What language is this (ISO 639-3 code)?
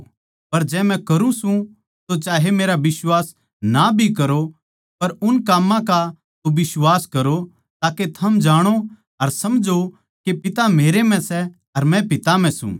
bgc